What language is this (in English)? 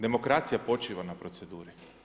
Croatian